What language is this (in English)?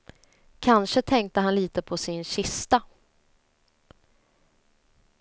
Swedish